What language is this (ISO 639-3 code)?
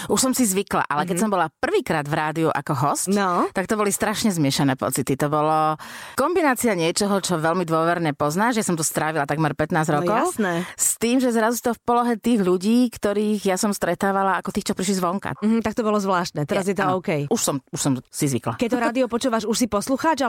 slk